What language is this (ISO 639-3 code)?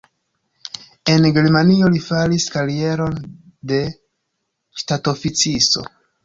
epo